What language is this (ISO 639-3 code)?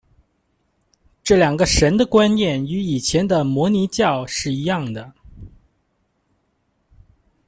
zho